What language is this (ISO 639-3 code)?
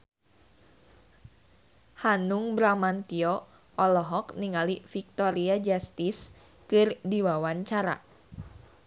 sun